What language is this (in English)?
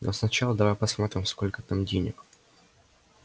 Russian